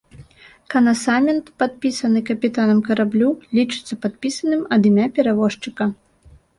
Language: Belarusian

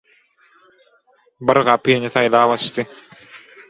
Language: Turkmen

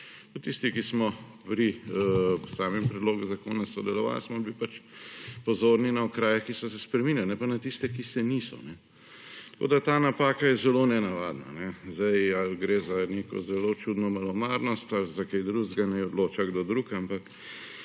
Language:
Slovenian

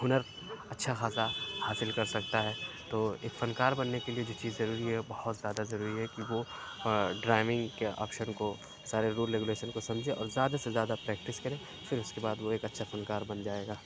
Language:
Urdu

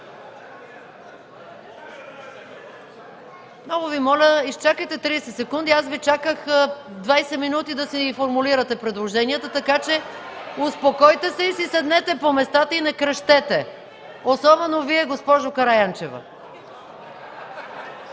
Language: Bulgarian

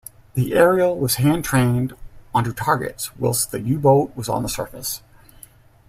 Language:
English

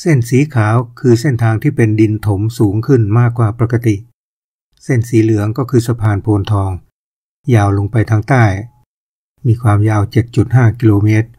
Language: Thai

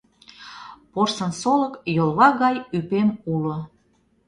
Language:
Mari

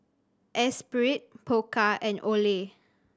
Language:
English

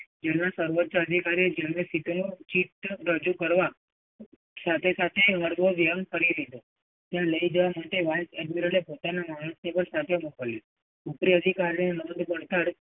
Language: Gujarati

